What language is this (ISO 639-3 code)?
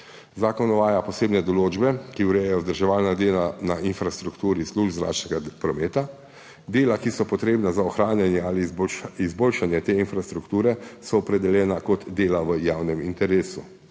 slv